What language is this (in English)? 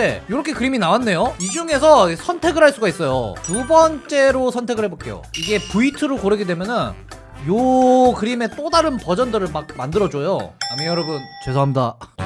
Korean